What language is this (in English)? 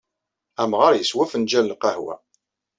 Kabyle